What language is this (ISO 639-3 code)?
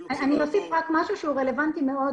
heb